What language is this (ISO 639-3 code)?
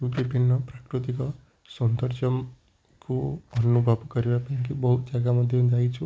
ori